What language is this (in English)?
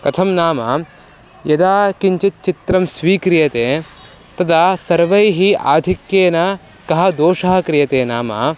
Sanskrit